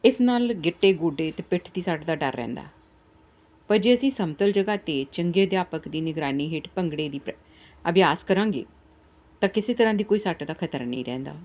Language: Punjabi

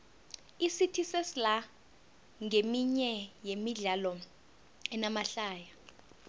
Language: South Ndebele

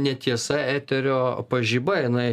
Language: Lithuanian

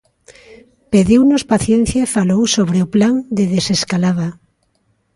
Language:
Galician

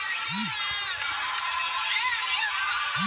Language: Bhojpuri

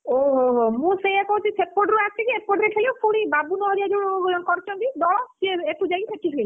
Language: Odia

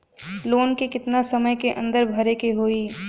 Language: Bhojpuri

